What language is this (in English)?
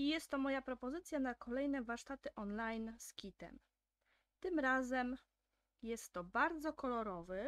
Polish